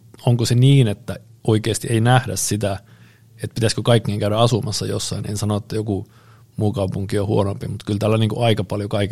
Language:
Finnish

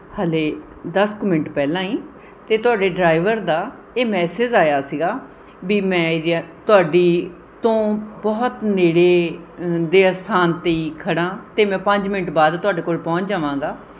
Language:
Punjabi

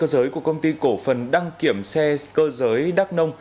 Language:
Vietnamese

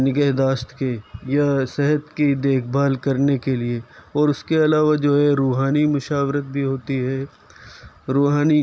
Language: Urdu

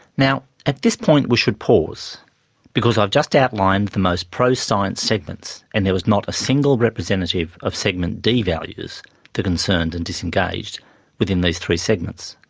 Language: English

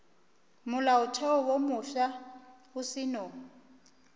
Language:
Northern Sotho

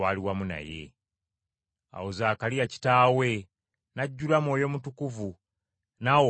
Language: Ganda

